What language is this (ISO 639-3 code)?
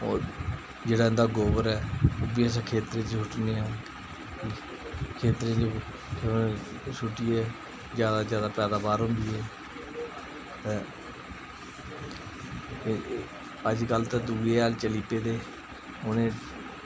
doi